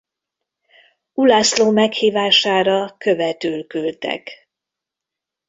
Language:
Hungarian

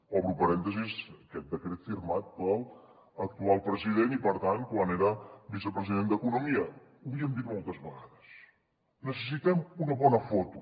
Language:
Catalan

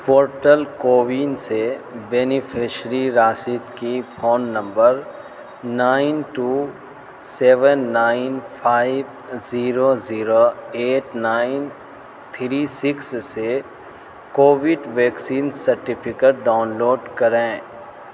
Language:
Urdu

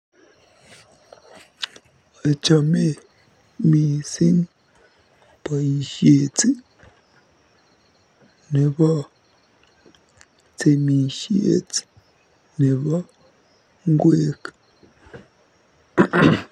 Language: Kalenjin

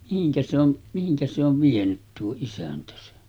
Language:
Finnish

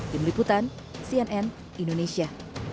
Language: Indonesian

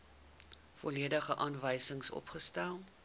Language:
Afrikaans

